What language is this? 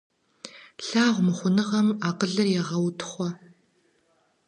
Kabardian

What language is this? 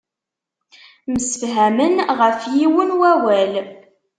Kabyle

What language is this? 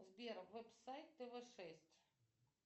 Russian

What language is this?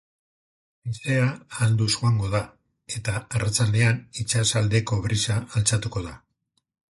Basque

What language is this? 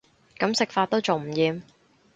Cantonese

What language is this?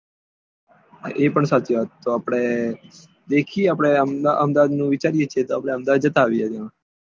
Gujarati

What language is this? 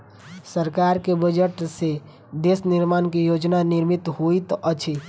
Maithili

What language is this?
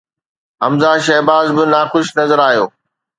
Sindhi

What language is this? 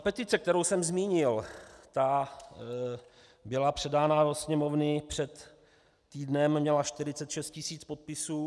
Czech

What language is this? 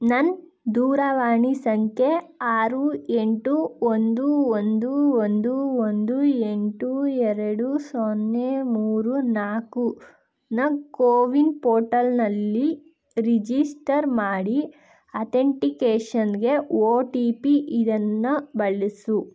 Kannada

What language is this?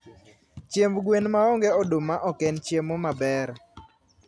Luo (Kenya and Tanzania)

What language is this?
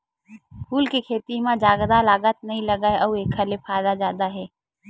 Chhattisgarhi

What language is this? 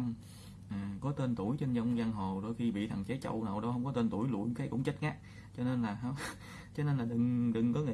Vietnamese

